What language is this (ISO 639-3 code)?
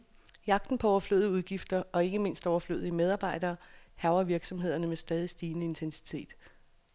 dan